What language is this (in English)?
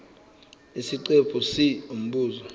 Zulu